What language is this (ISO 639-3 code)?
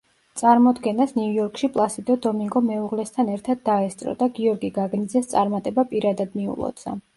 kat